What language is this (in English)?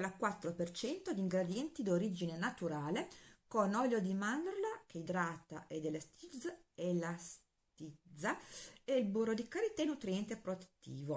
Italian